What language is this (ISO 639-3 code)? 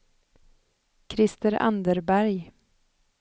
swe